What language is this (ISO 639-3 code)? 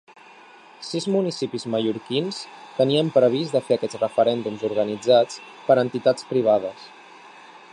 cat